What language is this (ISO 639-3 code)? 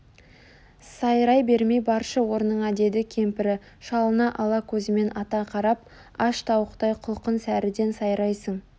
kaz